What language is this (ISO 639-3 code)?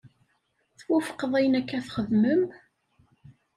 kab